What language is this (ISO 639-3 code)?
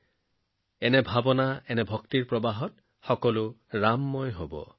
asm